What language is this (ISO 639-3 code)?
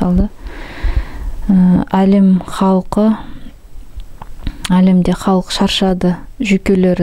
nld